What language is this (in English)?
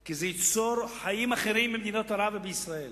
Hebrew